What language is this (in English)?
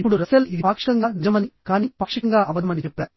Telugu